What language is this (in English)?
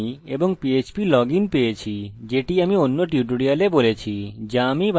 Bangla